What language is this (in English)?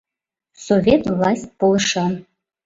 Mari